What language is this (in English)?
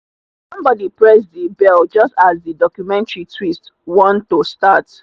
Nigerian Pidgin